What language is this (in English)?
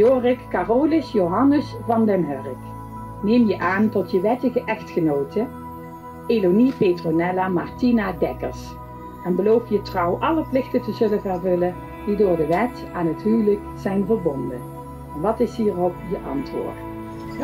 Dutch